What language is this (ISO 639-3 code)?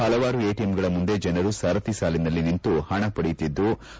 kan